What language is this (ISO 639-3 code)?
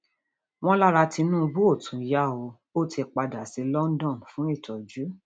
yor